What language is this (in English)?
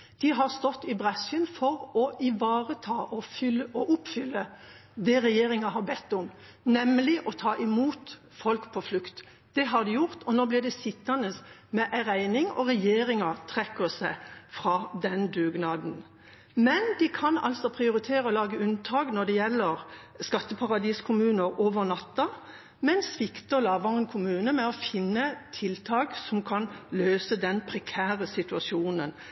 Norwegian Bokmål